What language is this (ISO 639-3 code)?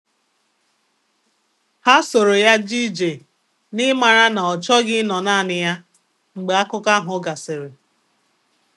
ibo